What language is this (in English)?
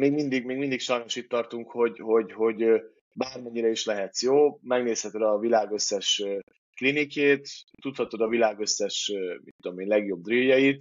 Hungarian